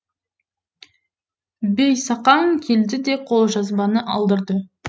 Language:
Kazakh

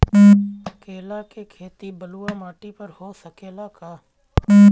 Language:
Bhojpuri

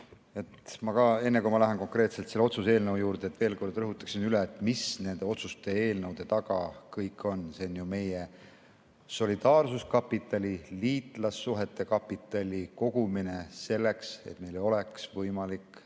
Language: Estonian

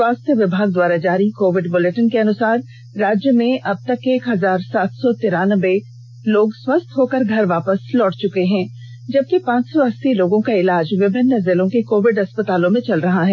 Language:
Hindi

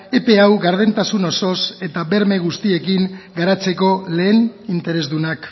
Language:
Basque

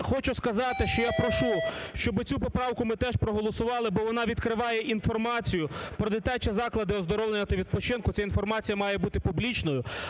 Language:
Ukrainian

